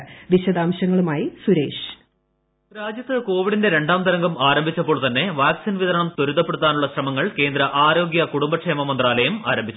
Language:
Malayalam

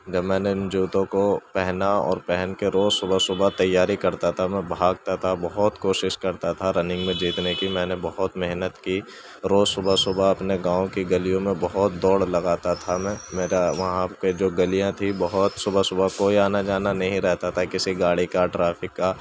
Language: Urdu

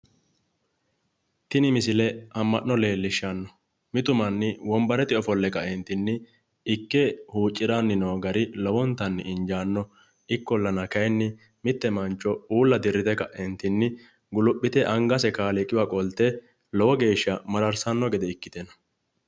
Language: Sidamo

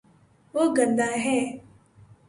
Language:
Urdu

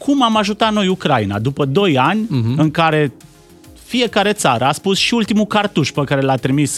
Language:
Romanian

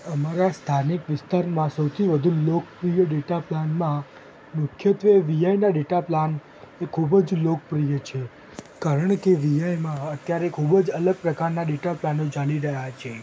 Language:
Gujarati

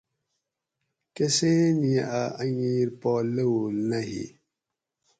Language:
Gawri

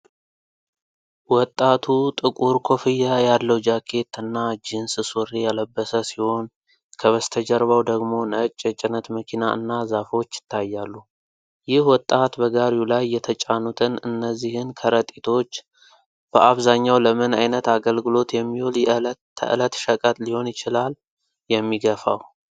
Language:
Amharic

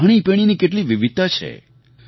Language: Gujarati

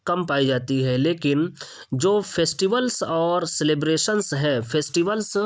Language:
Urdu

